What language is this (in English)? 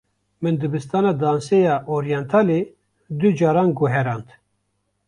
Kurdish